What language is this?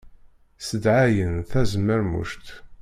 Kabyle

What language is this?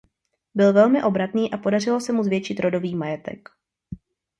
Czech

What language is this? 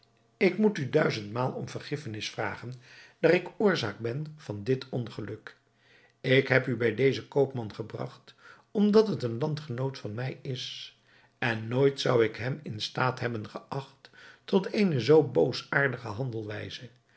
Dutch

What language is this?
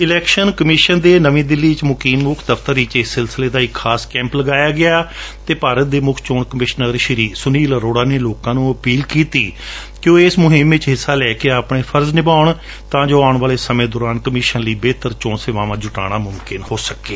Punjabi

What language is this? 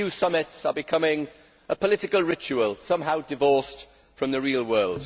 English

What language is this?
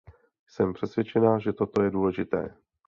Czech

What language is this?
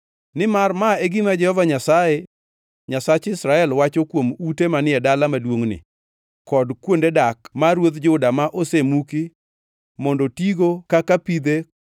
Luo (Kenya and Tanzania)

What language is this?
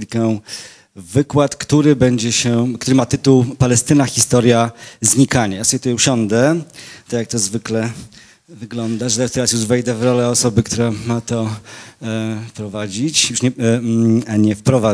Polish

